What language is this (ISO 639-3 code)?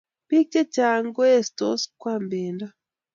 kln